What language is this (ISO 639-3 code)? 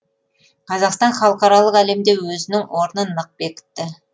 kaz